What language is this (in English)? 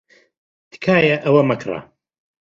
Central Kurdish